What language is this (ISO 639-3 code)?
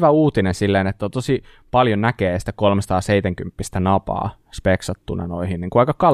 fin